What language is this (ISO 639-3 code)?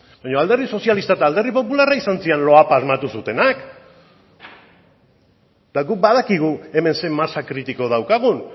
eus